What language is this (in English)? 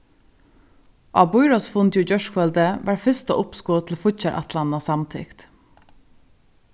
Faroese